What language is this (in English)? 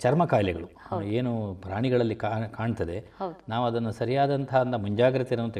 Kannada